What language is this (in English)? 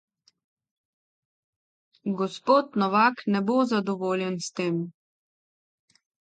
Slovenian